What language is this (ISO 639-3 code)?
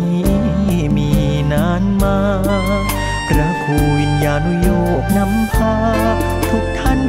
tha